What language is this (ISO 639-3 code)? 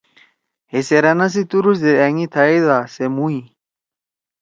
trw